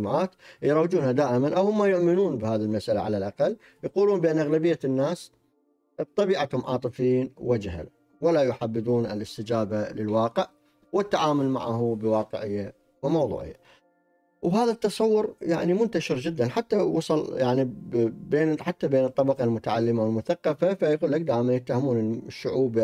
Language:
Arabic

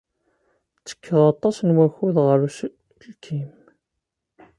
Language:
Kabyle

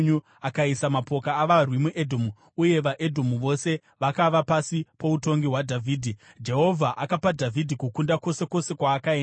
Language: Shona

